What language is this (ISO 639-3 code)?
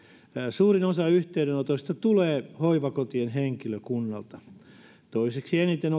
fin